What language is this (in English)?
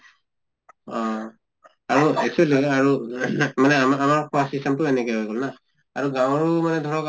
Assamese